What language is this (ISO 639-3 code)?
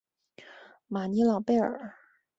zho